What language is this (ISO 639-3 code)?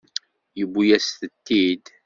kab